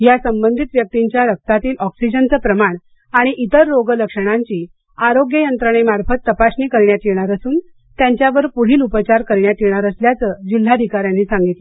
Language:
Marathi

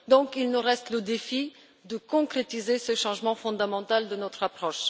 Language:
French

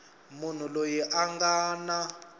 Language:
Tsonga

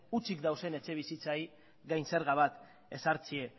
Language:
Basque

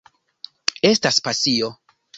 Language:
Esperanto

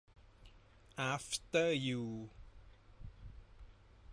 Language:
Thai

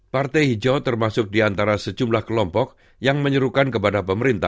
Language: Indonesian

